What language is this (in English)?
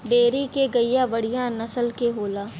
Bhojpuri